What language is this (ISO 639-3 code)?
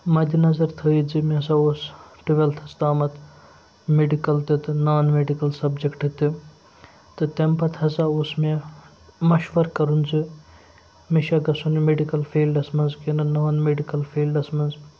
kas